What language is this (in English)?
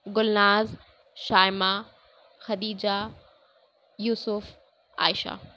Urdu